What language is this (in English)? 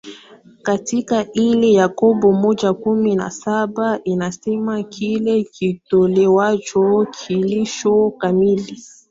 Swahili